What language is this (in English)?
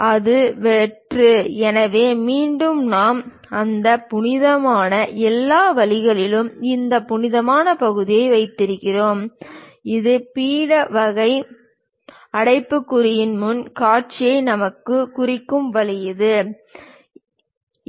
Tamil